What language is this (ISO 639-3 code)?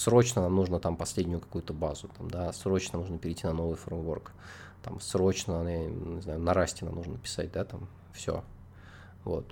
rus